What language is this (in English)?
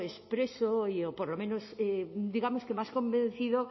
Spanish